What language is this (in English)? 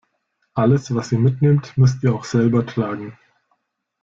German